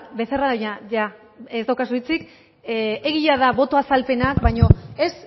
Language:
Basque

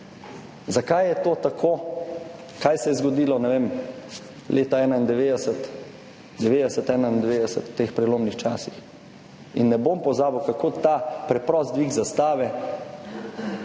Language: Slovenian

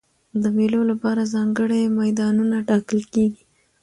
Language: Pashto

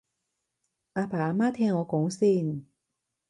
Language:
Cantonese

